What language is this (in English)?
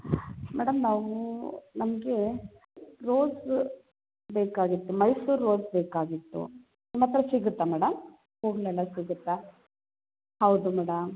Kannada